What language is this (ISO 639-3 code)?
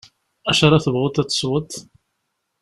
kab